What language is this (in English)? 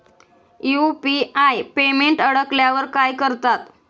Marathi